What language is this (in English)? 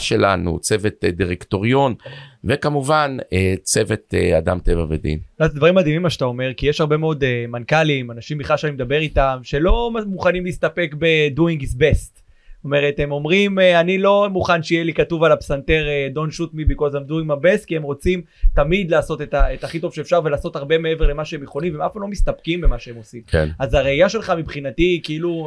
Hebrew